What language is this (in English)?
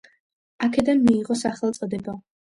Georgian